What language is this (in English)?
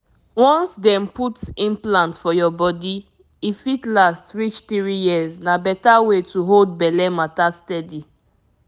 Nigerian Pidgin